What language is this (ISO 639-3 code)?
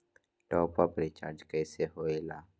mag